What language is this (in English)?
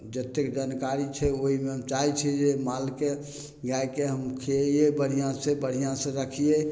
Maithili